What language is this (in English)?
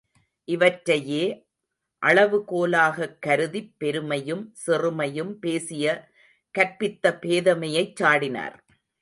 Tamil